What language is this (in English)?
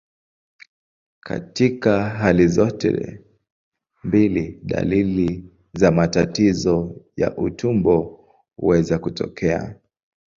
Swahili